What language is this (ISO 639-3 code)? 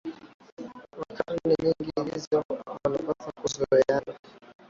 swa